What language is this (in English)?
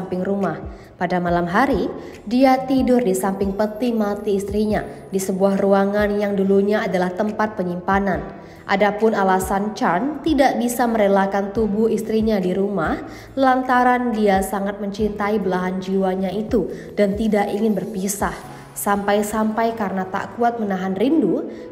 Indonesian